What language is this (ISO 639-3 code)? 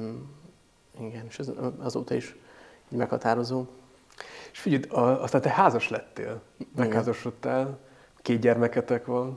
hun